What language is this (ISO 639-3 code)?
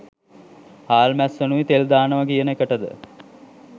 sin